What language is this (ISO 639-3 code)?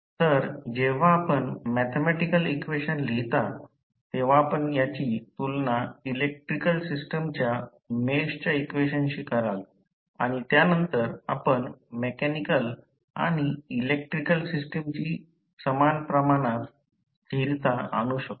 mar